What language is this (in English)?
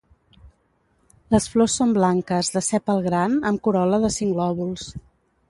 Catalan